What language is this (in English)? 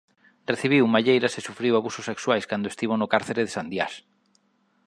Galician